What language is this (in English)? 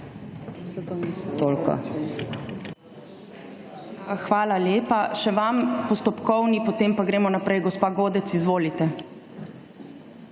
Slovenian